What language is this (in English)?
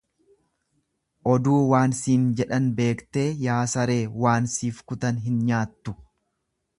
Oromo